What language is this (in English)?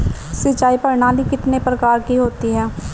Hindi